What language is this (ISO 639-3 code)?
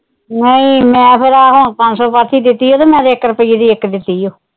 pan